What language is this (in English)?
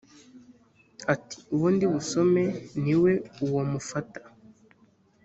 Kinyarwanda